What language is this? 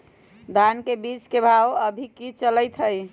Magahi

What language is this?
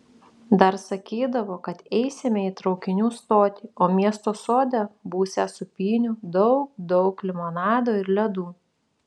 Lithuanian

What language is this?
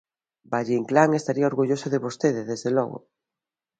Galician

